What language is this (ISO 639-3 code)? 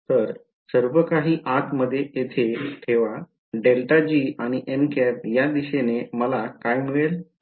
mar